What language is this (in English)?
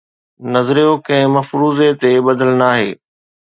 Sindhi